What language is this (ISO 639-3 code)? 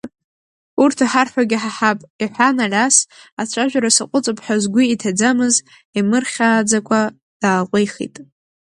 abk